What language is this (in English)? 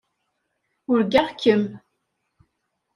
Kabyle